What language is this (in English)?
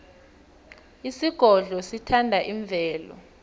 South Ndebele